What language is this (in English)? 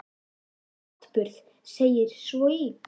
Icelandic